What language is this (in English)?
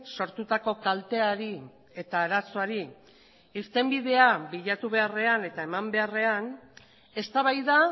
Basque